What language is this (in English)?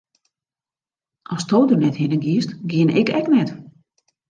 Western Frisian